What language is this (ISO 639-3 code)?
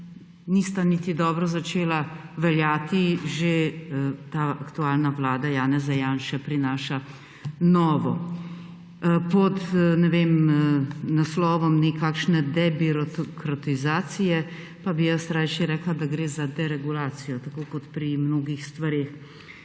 slv